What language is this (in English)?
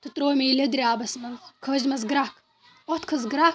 Kashmiri